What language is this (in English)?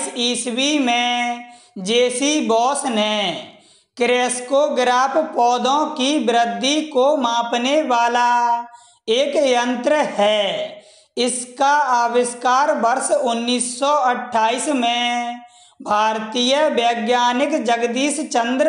Hindi